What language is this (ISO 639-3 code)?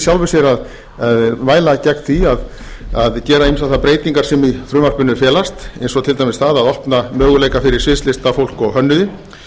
isl